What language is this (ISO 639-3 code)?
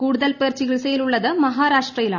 mal